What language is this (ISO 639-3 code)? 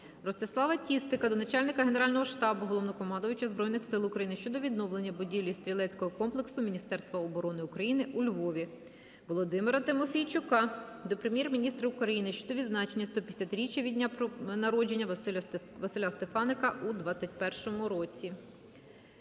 ukr